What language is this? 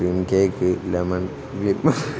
Malayalam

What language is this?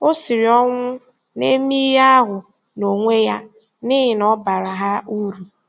Igbo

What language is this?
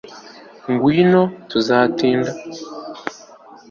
Kinyarwanda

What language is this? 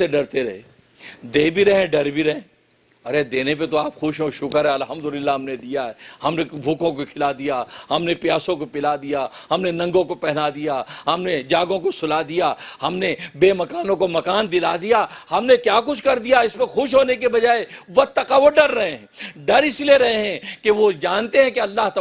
Urdu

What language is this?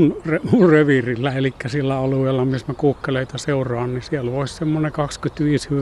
Finnish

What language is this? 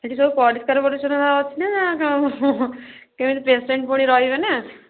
Odia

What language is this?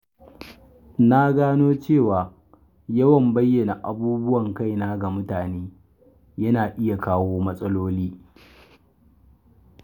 Hausa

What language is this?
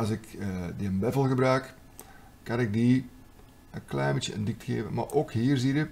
Dutch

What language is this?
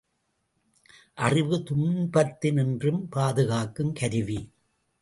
Tamil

